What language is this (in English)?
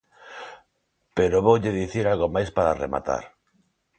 Galician